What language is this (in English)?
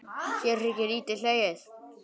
Icelandic